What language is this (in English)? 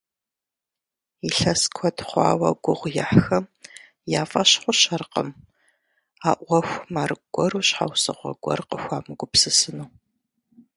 Kabardian